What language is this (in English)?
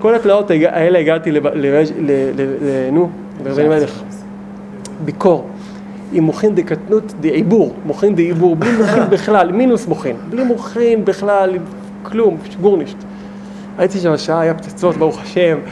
Hebrew